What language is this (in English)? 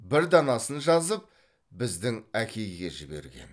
Kazakh